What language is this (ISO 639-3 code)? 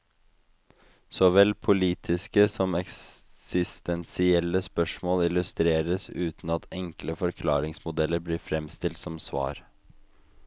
nor